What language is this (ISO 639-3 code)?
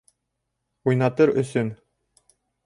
bak